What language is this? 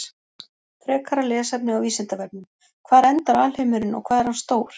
Icelandic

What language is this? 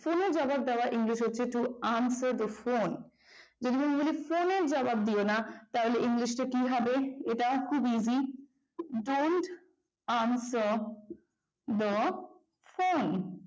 Bangla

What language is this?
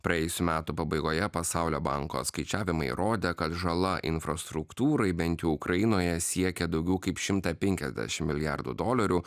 Lithuanian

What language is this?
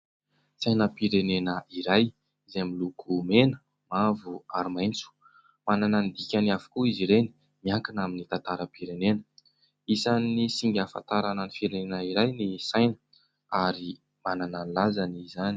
Malagasy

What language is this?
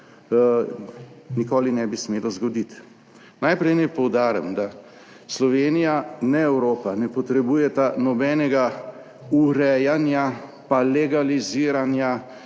Slovenian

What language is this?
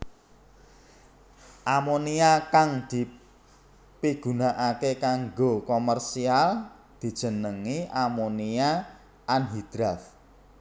Javanese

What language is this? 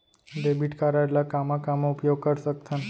Chhattisgarhi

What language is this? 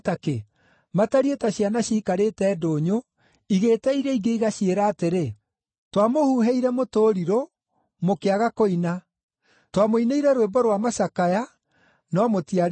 Kikuyu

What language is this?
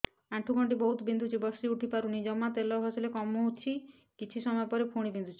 Odia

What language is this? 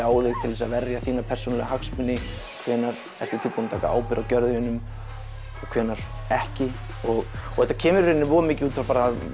Icelandic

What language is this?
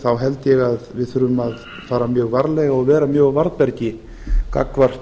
Icelandic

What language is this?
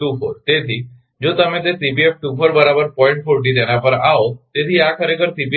Gujarati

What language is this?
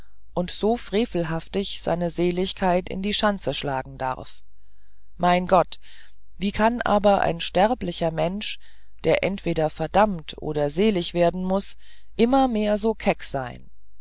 German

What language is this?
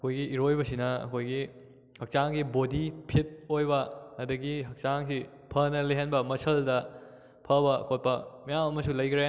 Manipuri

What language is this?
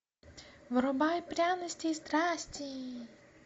Russian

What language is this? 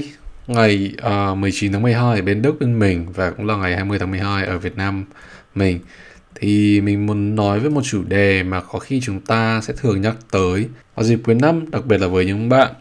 Vietnamese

